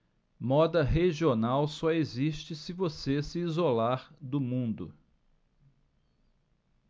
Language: Portuguese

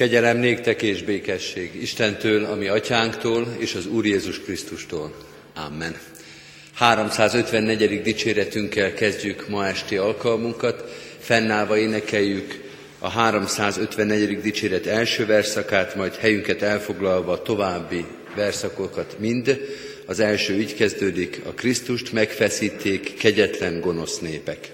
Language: Hungarian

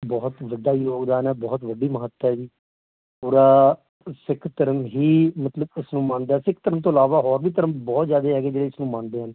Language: Punjabi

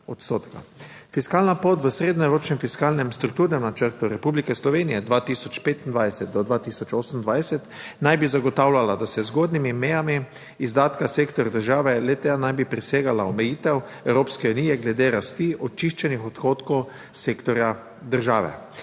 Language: Slovenian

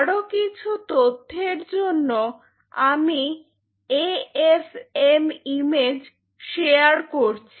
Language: Bangla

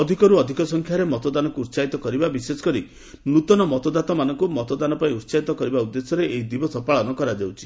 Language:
Odia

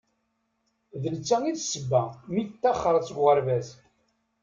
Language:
Kabyle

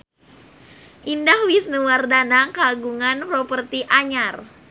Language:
Sundanese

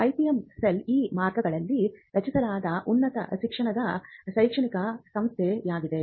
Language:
Kannada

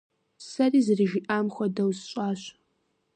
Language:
Kabardian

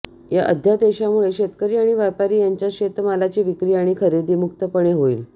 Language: Marathi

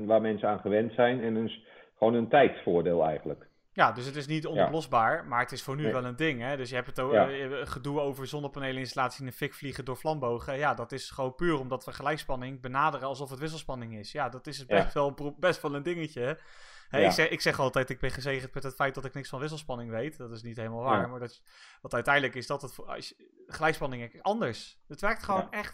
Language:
Dutch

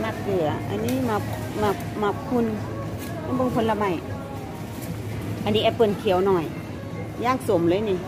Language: Thai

